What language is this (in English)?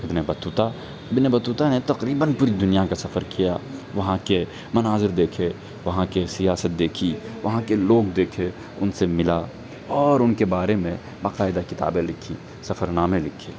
Urdu